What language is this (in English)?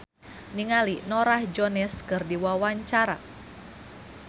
Sundanese